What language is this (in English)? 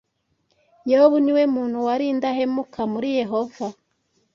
Kinyarwanda